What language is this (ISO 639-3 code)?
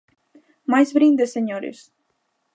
glg